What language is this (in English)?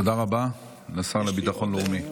Hebrew